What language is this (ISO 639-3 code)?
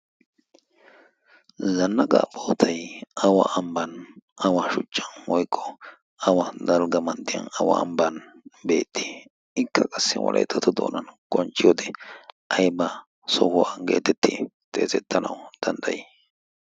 wal